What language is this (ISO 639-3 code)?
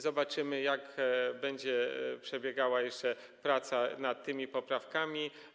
pol